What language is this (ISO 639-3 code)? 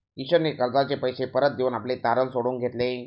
mar